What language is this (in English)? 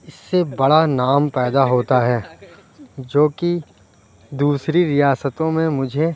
Urdu